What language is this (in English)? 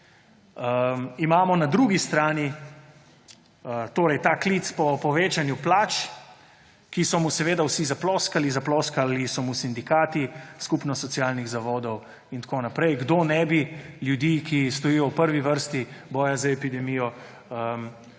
Slovenian